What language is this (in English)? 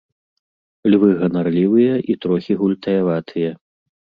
Belarusian